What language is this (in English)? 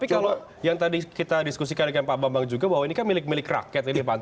Indonesian